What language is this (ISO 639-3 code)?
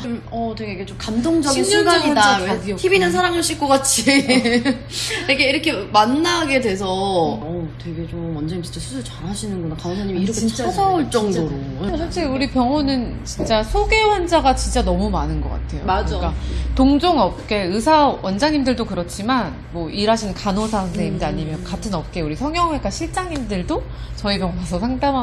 kor